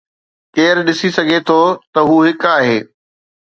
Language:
Sindhi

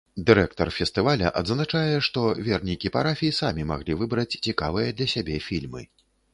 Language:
Belarusian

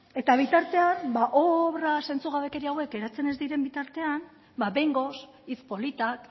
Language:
Basque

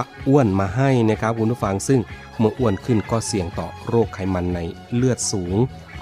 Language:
Thai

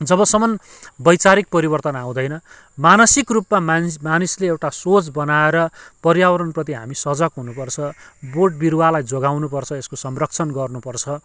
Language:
Nepali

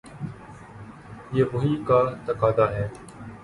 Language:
Urdu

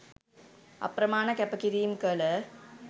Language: Sinhala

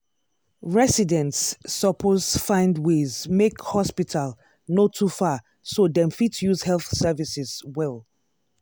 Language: Nigerian Pidgin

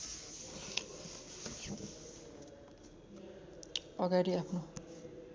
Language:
Nepali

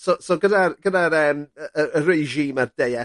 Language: Welsh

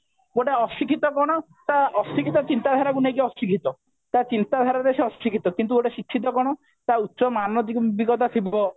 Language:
Odia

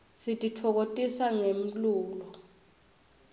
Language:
Swati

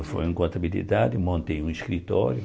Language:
Portuguese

